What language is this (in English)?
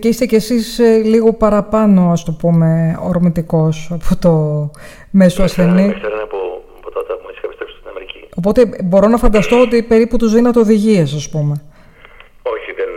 Greek